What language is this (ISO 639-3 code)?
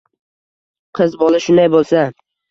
uzb